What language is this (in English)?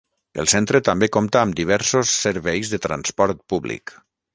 Catalan